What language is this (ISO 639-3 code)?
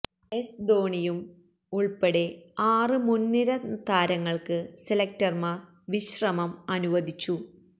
mal